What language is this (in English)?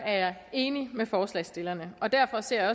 Danish